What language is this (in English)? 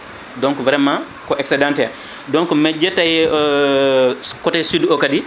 Fula